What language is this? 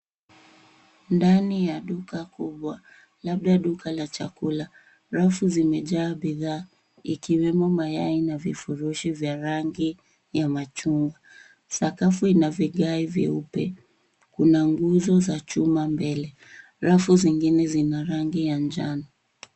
Swahili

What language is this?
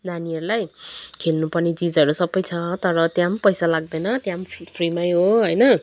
Nepali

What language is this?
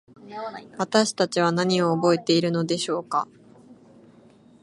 Japanese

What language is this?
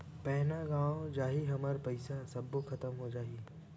Chhattisgarhi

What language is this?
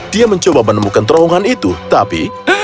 Indonesian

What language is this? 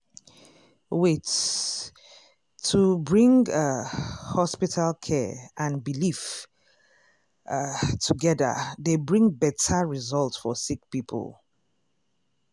Nigerian Pidgin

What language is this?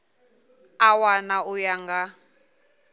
Venda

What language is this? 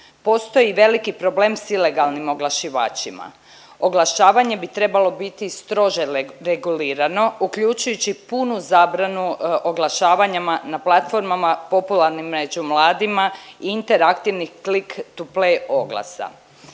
Croatian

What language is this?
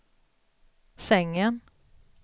Swedish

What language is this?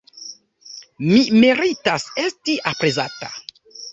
Esperanto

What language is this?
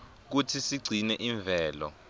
Swati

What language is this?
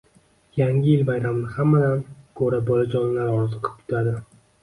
Uzbek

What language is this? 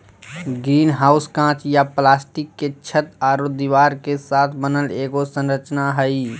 Magahi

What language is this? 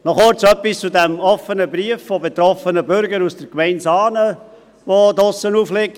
Swiss German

